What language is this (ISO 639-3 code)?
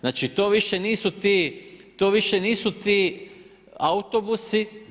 hrv